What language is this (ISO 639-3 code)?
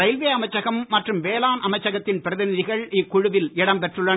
tam